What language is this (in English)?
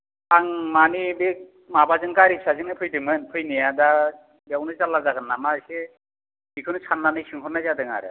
Bodo